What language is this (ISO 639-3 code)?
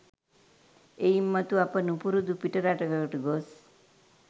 sin